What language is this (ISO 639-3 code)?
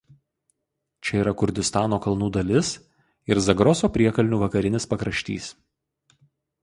lit